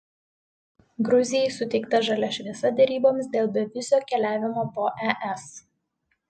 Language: Lithuanian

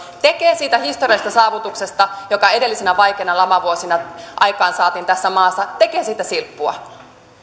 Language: Finnish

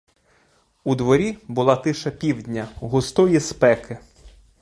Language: Ukrainian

